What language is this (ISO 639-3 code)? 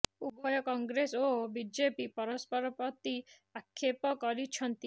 ori